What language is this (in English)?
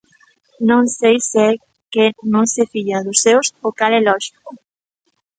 Galician